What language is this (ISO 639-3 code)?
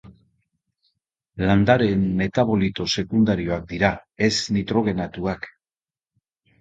eus